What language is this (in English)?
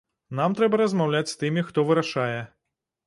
Belarusian